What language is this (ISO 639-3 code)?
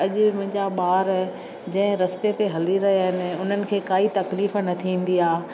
snd